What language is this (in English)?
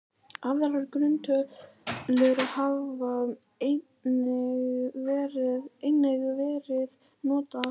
Icelandic